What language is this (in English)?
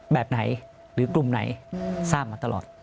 Thai